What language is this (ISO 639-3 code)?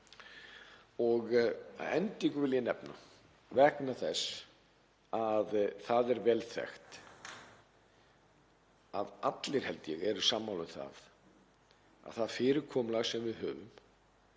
isl